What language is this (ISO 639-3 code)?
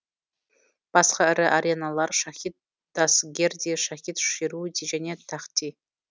kaz